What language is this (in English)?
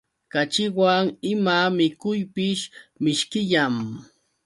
Yauyos Quechua